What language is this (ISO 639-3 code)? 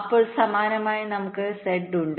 mal